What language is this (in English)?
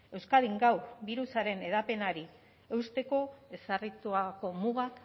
Basque